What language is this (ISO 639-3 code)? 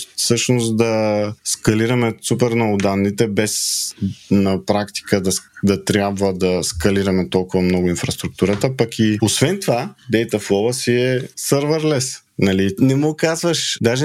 bul